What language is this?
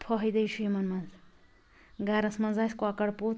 Kashmiri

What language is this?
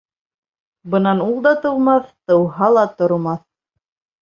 Bashkir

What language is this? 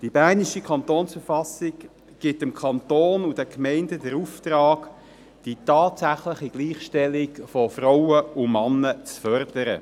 Swiss German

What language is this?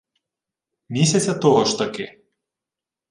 Ukrainian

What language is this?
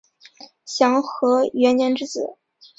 Chinese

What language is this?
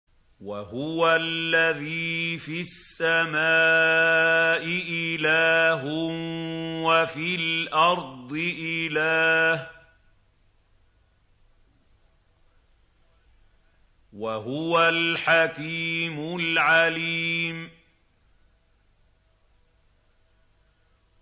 Arabic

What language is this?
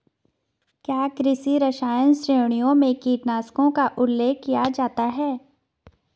Hindi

